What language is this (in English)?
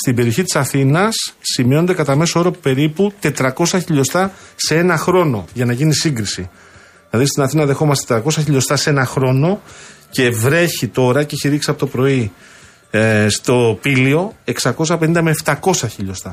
Greek